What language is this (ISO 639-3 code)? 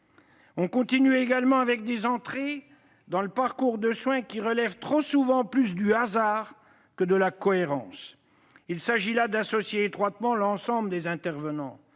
fra